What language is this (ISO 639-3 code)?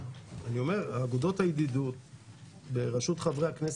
heb